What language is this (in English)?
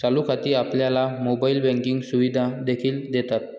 Marathi